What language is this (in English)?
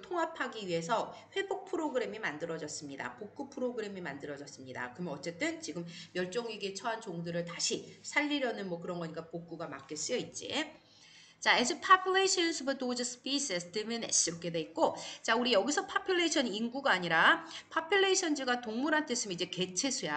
Korean